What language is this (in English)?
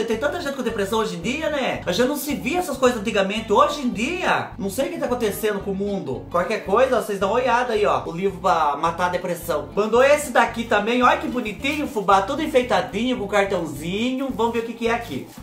Portuguese